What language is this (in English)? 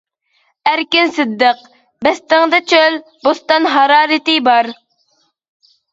Uyghur